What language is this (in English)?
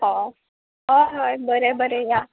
Konkani